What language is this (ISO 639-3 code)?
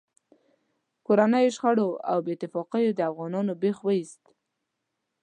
pus